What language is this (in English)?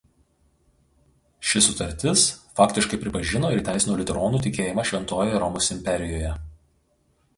Lithuanian